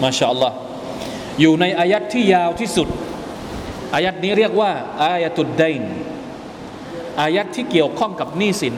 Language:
Thai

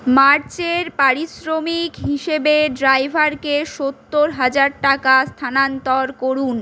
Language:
Bangla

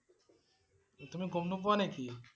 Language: Assamese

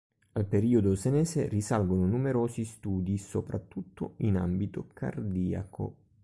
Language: Italian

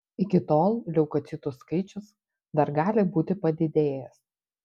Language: Lithuanian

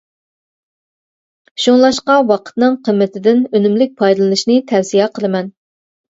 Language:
Uyghur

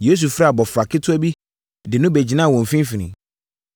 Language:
Akan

